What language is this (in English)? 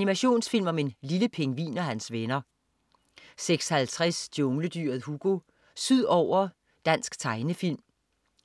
Danish